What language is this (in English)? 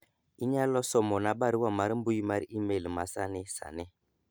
Luo (Kenya and Tanzania)